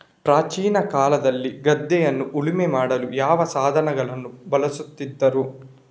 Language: Kannada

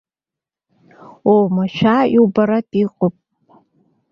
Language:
Abkhazian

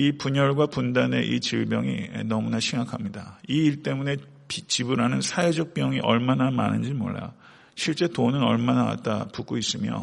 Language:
Korean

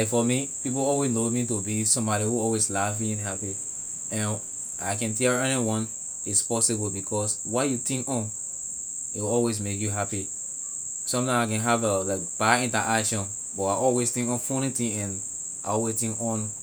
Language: Liberian English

